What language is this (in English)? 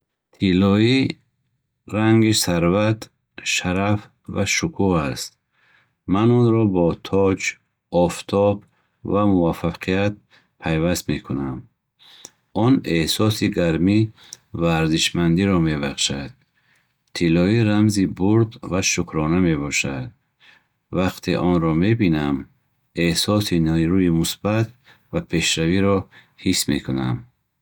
Bukharic